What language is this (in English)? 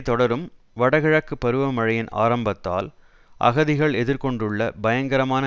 Tamil